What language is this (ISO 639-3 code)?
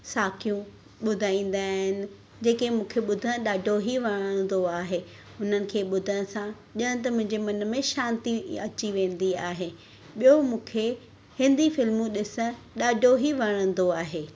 snd